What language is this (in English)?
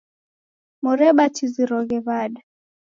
Taita